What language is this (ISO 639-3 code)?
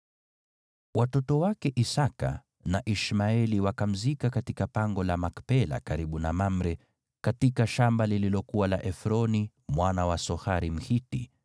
swa